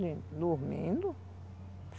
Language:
Portuguese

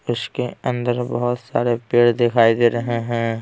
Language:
Hindi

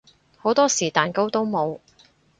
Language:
Cantonese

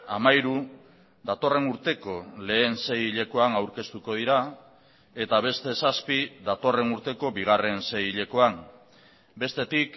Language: Basque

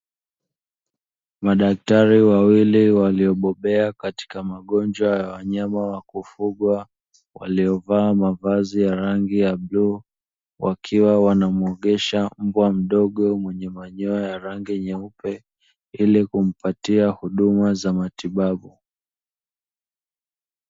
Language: Swahili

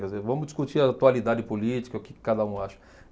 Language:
Portuguese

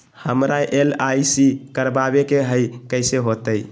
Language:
Magahi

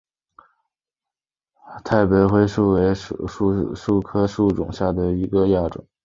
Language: Chinese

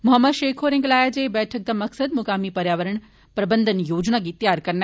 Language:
Dogri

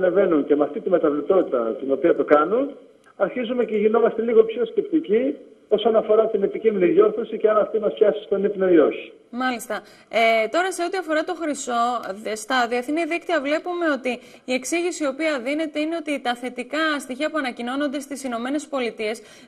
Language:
Greek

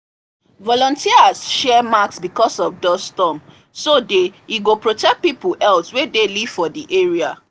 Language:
Nigerian Pidgin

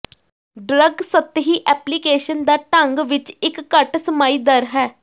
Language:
Punjabi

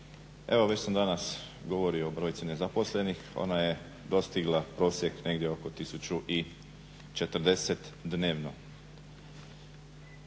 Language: Croatian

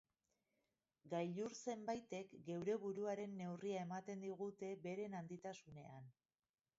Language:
Basque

